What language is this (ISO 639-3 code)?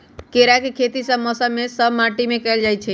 mag